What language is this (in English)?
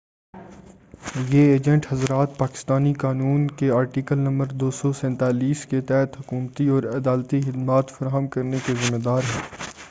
Urdu